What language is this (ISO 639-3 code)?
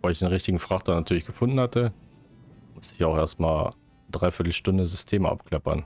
deu